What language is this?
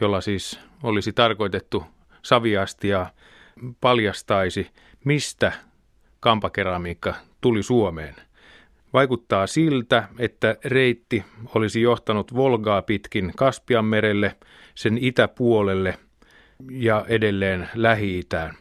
Finnish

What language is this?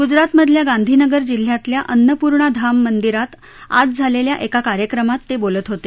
Marathi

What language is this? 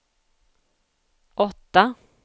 Swedish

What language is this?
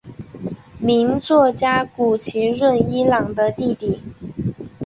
Chinese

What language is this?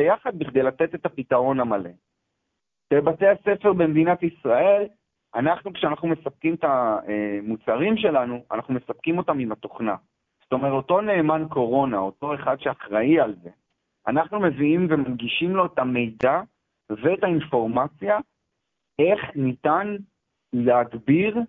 Hebrew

